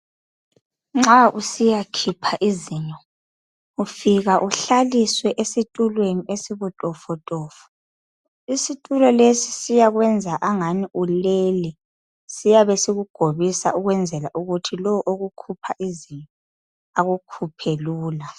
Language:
North Ndebele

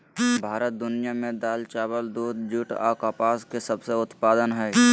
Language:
Magahi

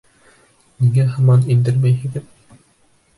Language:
Bashkir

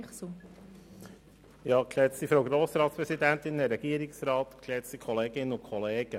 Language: Swiss German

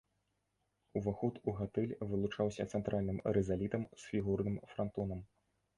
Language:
Belarusian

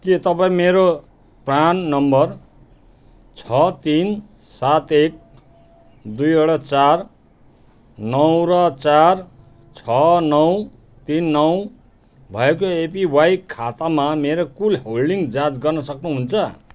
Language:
Nepali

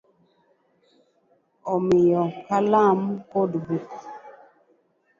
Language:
Luo (Kenya and Tanzania)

